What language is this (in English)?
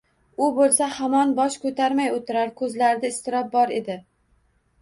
Uzbek